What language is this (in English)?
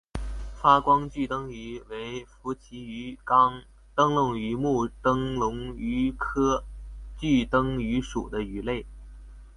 Chinese